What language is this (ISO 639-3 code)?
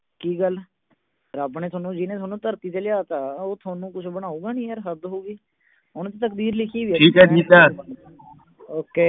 pan